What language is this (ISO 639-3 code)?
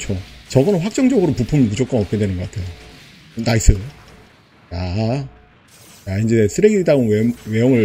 kor